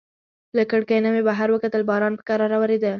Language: Pashto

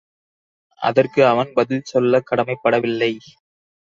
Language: Tamil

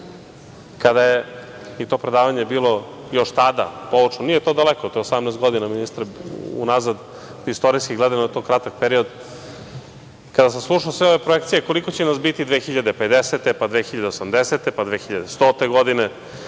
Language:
Serbian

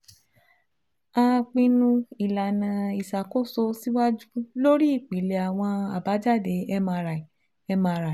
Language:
Yoruba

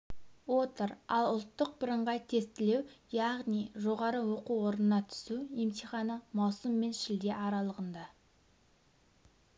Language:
Kazakh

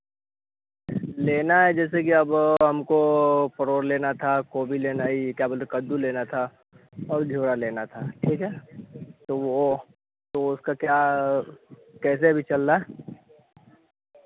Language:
Hindi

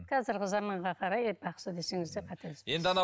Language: Kazakh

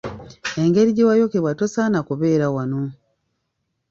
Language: Ganda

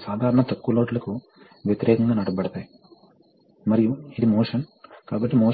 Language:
Telugu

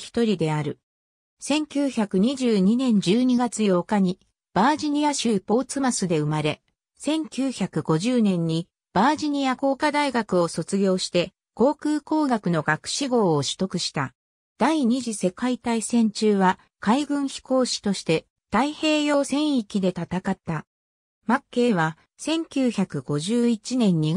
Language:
Japanese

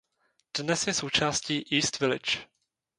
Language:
Czech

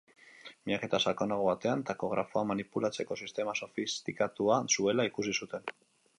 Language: Basque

